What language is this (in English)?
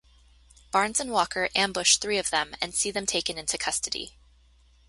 English